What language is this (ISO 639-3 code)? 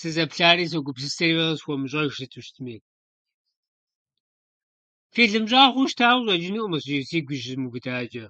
kbd